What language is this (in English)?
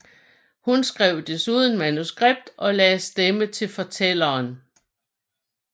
Danish